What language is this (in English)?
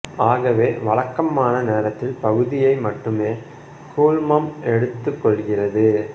Tamil